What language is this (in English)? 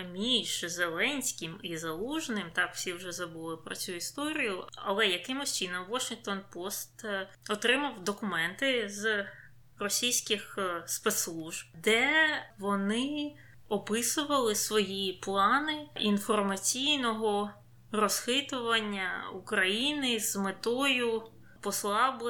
Ukrainian